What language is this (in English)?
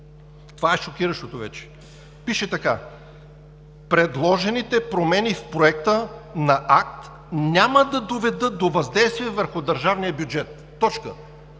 Bulgarian